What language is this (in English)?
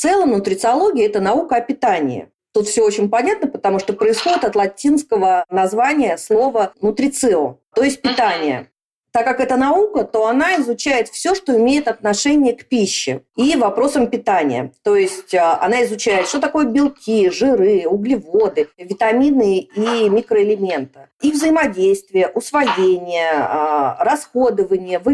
Russian